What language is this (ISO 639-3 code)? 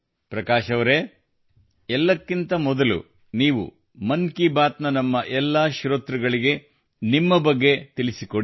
kan